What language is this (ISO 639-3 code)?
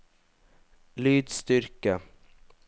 nor